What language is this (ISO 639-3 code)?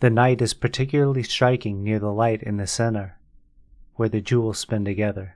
eng